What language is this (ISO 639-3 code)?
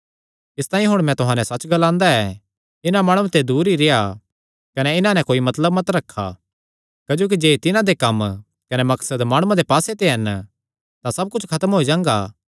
xnr